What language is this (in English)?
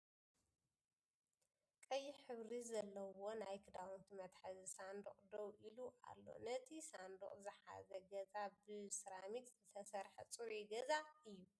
Tigrinya